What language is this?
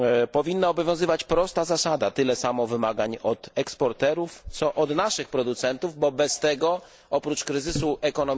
Polish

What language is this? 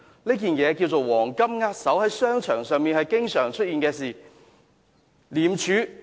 Cantonese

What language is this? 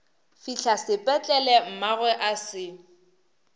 Northern Sotho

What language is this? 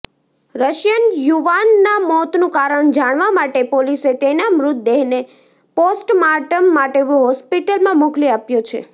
Gujarati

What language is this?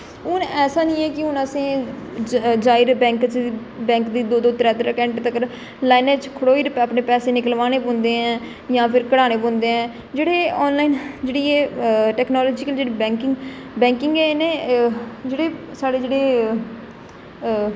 Dogri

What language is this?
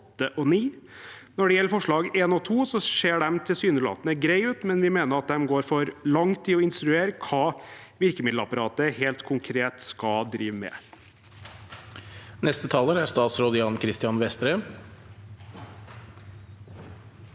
Norwegian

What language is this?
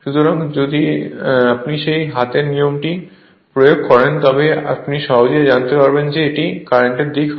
Bangla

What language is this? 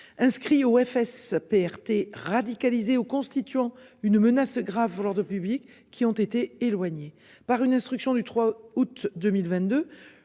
French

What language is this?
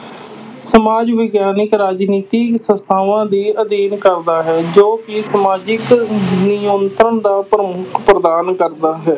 Punjabi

